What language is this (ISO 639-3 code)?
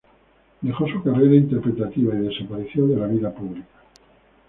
spa